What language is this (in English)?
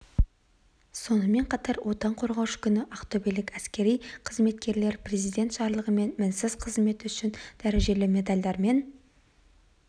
Kazakh